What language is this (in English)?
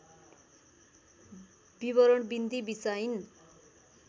Nepali